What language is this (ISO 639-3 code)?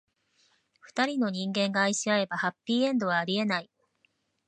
jpn